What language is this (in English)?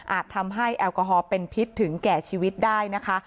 Thai